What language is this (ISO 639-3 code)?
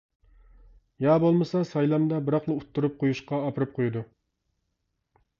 uig